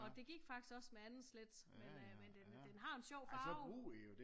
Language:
Danish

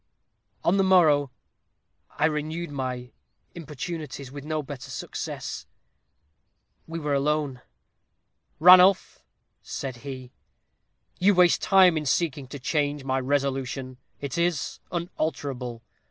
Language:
English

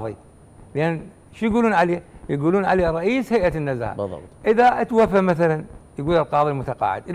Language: Arabic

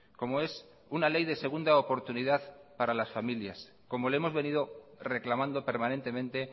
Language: Spanish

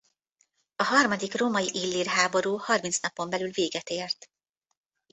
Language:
Hungarian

